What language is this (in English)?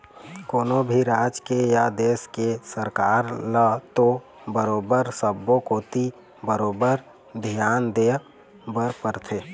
Chhattisgarhi